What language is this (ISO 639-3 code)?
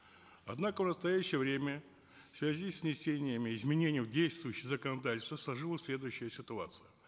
kaz